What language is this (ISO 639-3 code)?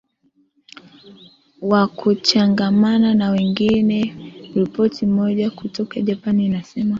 swa